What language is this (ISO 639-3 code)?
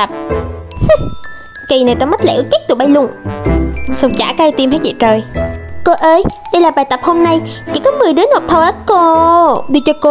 vie